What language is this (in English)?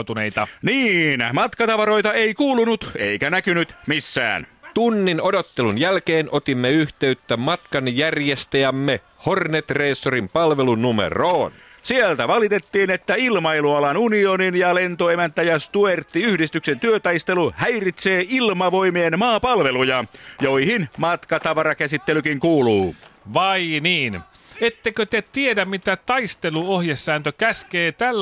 Finnish